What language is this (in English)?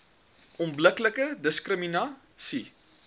Afrikaans